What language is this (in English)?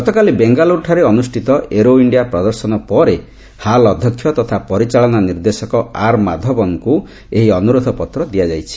Odia